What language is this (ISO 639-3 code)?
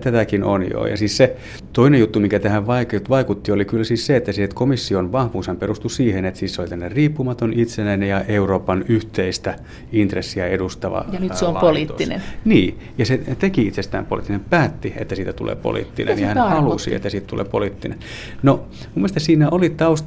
fin